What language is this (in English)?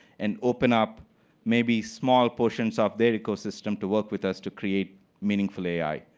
English